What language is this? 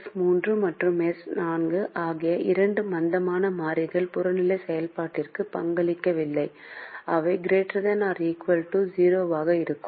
Tamil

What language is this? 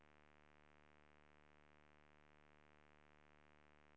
Swedish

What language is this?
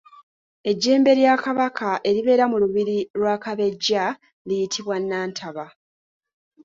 Ganda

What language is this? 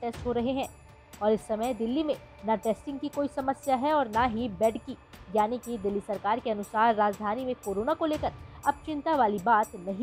Hindi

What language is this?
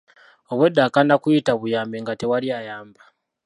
Ganda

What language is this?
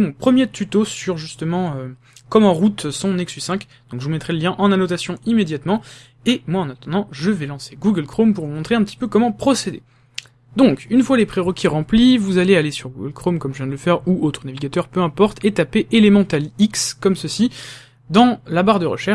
French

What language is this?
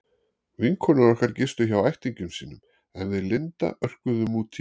Icelandic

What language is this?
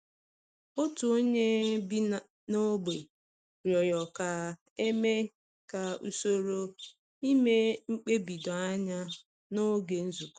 Igbo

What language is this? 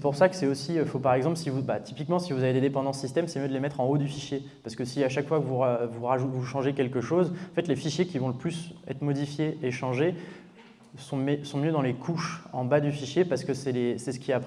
French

